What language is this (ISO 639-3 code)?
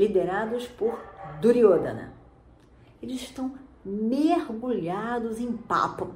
por